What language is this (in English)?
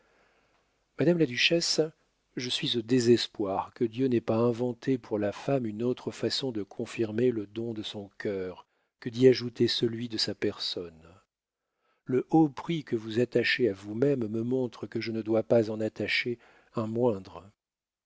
French